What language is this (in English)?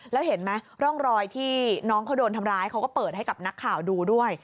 Thai